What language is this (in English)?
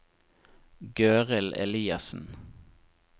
Norwegian